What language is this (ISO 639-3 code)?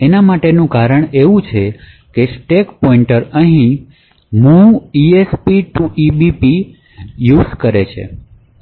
guj